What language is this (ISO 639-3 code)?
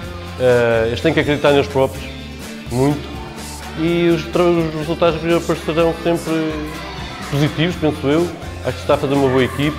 por